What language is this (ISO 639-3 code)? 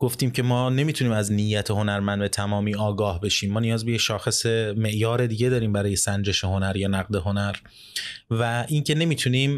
fas